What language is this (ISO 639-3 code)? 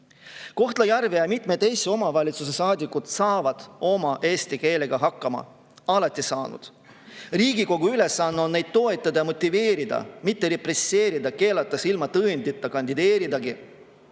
est